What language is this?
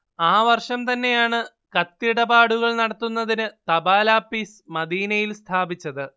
Malayalam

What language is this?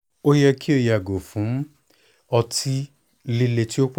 Yoruba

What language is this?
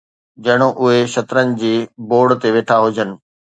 Sindhi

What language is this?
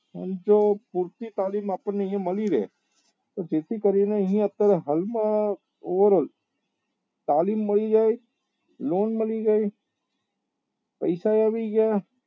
Gujarati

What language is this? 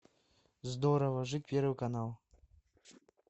Russian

